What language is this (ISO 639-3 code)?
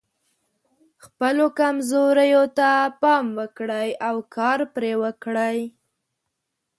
pus